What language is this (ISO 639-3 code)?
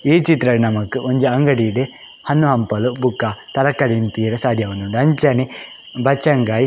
tcy